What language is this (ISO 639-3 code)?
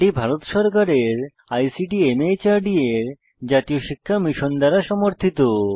ben